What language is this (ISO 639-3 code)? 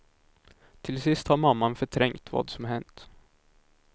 swe